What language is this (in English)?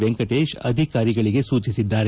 Kannada